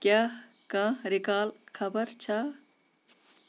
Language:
Kashmiri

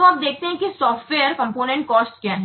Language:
Hindi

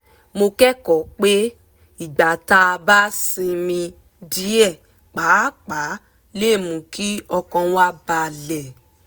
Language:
Yoruba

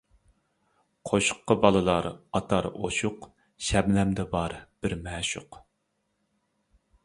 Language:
Uyghur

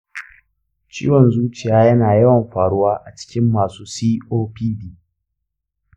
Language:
Hausa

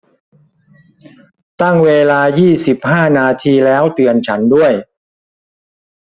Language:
Thai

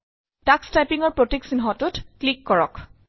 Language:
Assamese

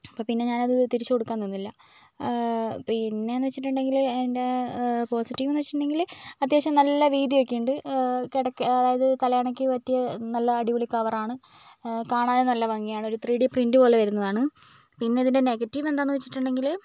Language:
Malayalam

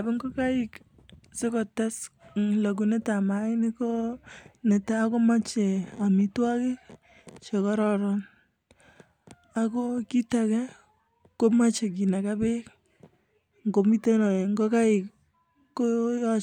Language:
Kalenjin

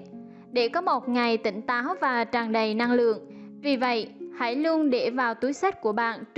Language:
Vietnamese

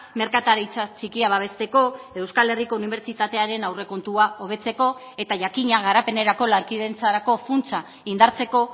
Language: Basque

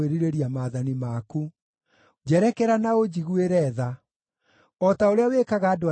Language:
Kikuyu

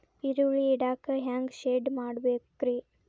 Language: Kannada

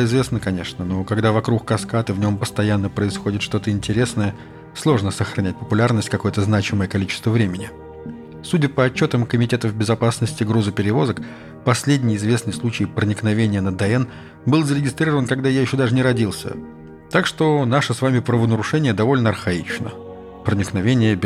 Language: Russian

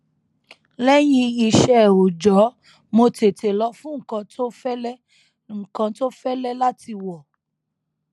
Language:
Yoruba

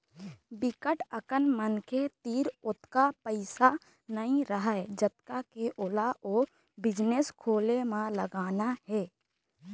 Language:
Chhattisgarhi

